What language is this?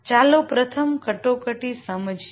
Gujarati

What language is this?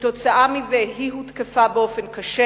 Hebrew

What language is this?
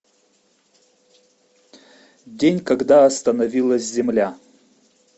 Russian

